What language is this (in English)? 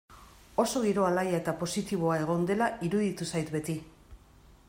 Basque